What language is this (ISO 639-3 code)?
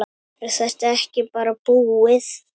isl